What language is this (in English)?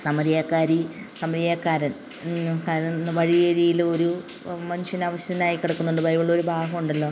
Malayalam